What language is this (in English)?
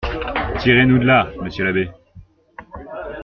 French